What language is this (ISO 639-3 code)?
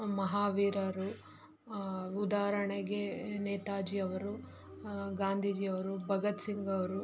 kan